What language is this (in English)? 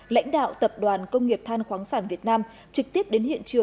Vietnamese